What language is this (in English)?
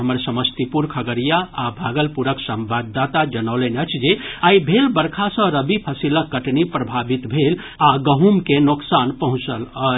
Maithili